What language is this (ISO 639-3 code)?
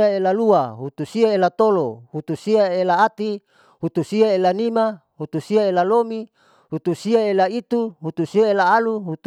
sau